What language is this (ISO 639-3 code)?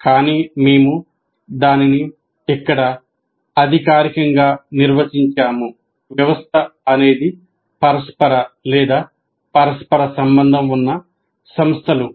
tel